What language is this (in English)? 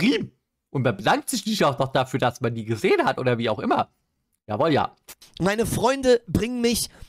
German